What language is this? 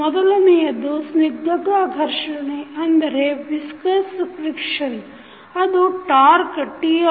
Kannada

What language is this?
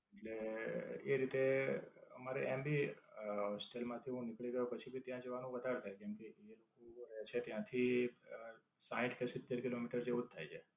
Gujarati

